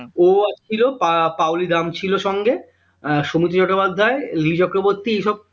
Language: Bangla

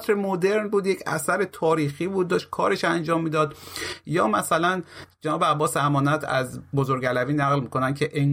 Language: Persian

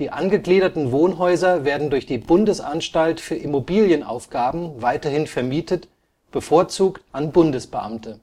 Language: German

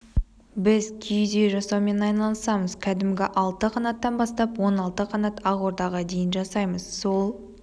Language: Kazakh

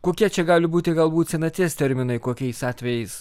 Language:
Lithuanian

